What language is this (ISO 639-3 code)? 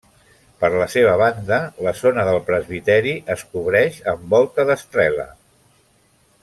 cat